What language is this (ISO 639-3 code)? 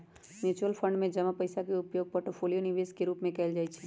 mag